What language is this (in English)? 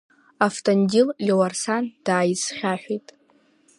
Abkhazian